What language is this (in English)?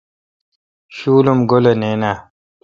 Kalkoti